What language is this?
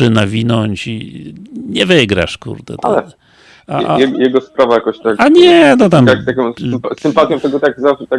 Polish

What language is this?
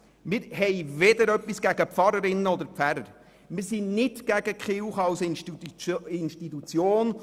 Swiss German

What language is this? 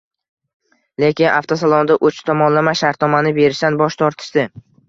Uzbek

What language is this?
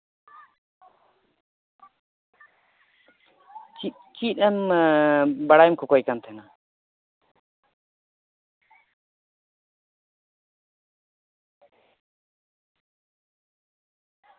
Santali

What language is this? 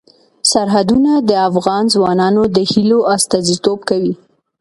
Pashto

